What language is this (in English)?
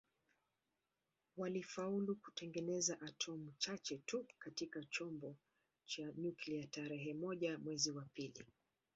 Swahili